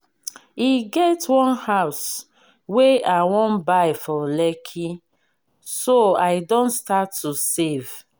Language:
Nigerian Pidgin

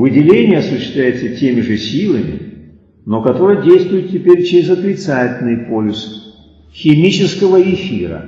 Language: Russian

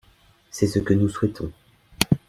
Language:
French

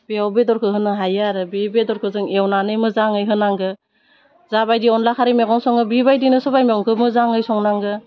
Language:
Bodo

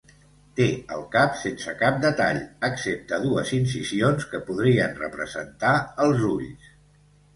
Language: Catalan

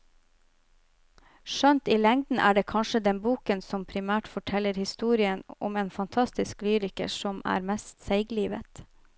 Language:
Norwegian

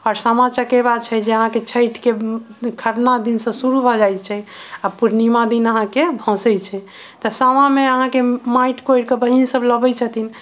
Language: Maithili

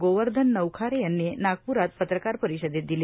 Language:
Marathi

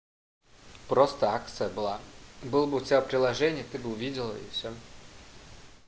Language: Russian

